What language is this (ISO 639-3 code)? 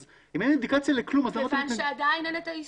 heb